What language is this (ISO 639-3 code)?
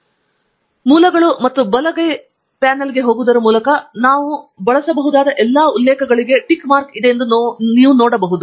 kan